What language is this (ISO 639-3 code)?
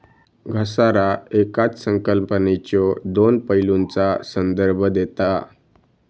mar